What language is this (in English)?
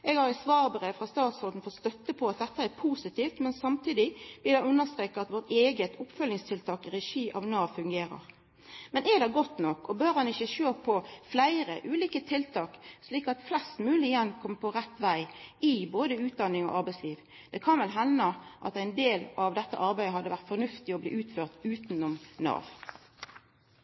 Norwegian Nynorsk